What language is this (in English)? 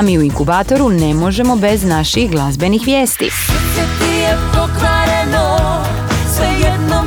Croatian